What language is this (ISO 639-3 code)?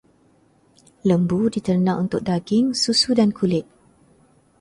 msa